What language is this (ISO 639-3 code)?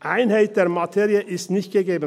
gsw